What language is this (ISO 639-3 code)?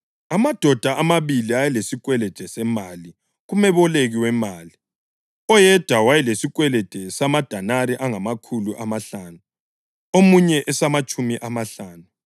nde